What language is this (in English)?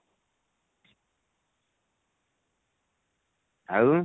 Odia